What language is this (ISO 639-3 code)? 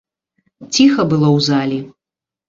bel